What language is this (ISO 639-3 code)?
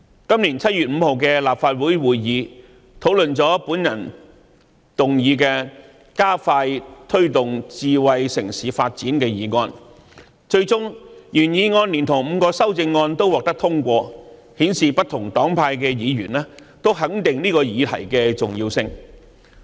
yue